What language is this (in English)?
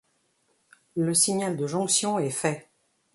French